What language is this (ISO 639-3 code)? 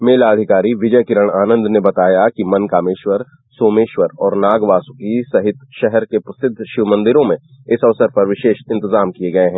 hin